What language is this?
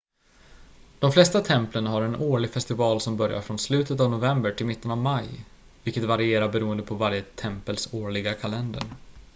Swedish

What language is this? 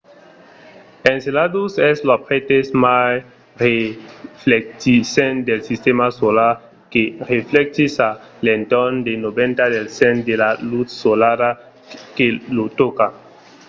Occitan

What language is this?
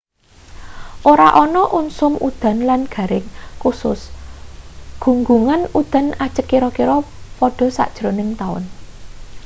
Javanese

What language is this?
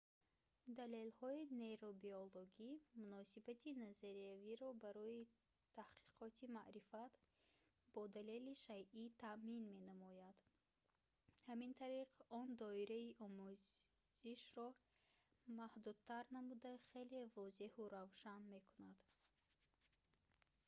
Tajik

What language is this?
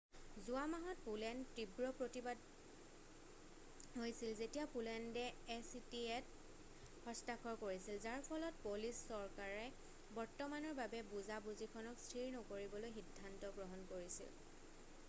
Assamese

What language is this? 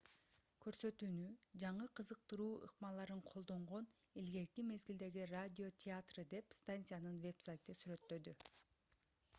Kyrgyz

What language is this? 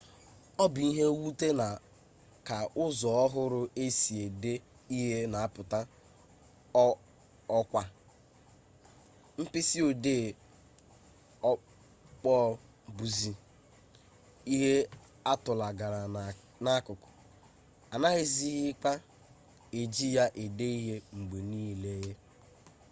Igbo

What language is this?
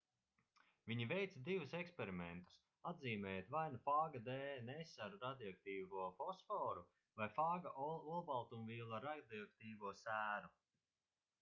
Latvian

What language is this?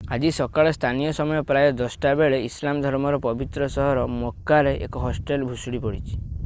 Odia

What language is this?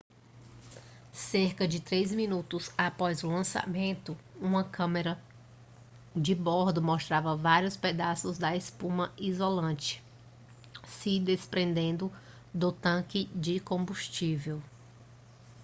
Portuguese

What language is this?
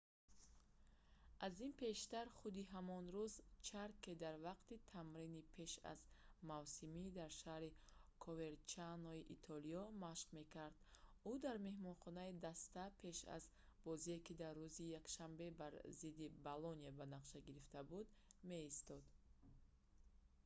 Tajik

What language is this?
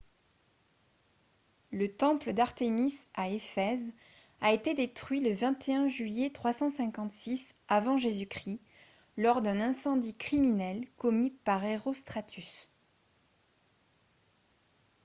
French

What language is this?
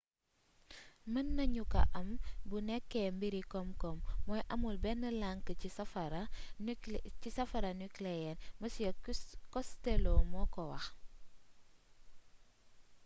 Wolof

